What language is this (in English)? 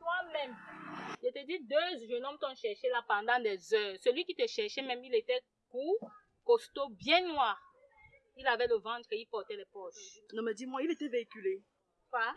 French